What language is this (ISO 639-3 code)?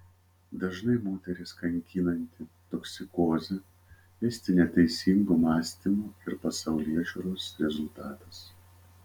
lit